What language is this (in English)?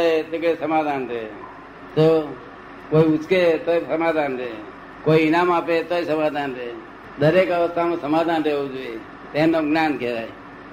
Gujarati